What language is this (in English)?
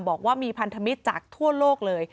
Thai